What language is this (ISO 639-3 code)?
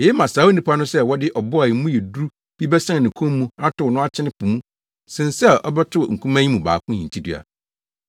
aka